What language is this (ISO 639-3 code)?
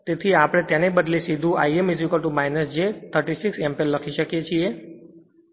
guj